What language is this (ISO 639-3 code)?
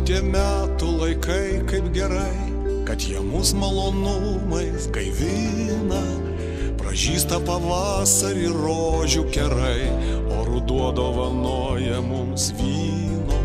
lit